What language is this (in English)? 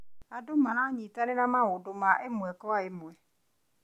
Kikuyu